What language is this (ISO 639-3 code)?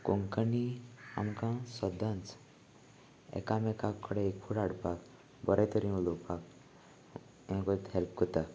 kok